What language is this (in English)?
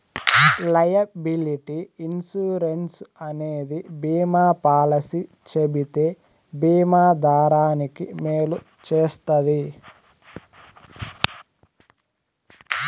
Telugu